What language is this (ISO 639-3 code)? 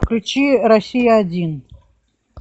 rus